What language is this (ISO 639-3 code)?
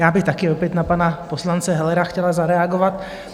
ces